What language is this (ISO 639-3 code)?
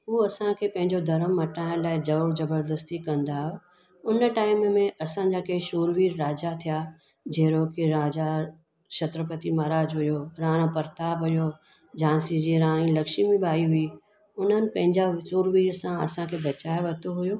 snd